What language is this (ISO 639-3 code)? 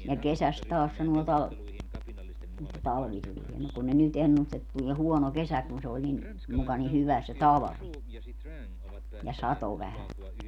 fin